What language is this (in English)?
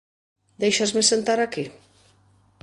Galician